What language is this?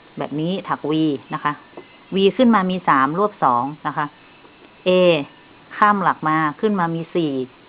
Thai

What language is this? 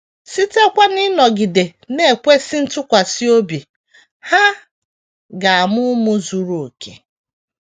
Igbo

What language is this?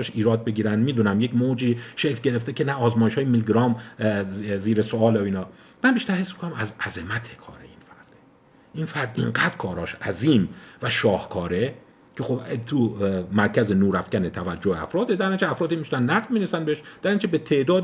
Persian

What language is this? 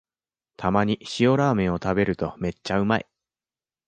Japanese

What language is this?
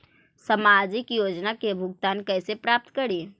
Magahi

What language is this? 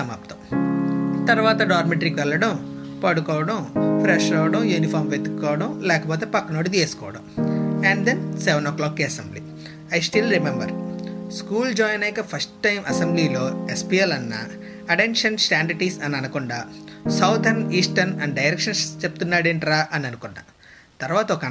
Telugu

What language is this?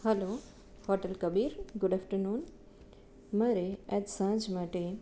Gujarati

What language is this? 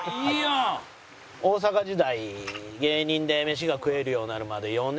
Japanese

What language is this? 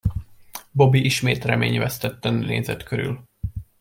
Hungarian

